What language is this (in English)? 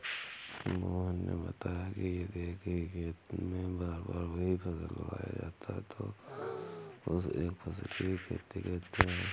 Hindi